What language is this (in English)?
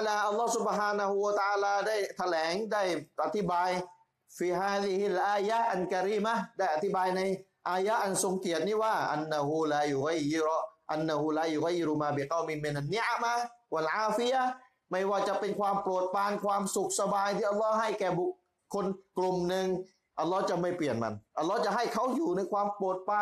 Thai